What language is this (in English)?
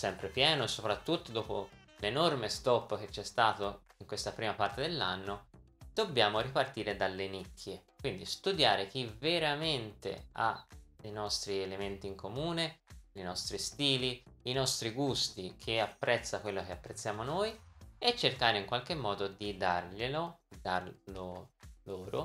Italian